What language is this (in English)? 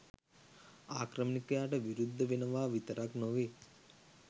Sinhala